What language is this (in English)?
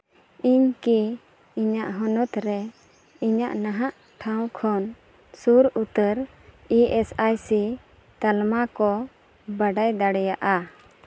Santali